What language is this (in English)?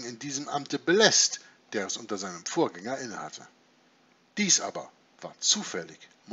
German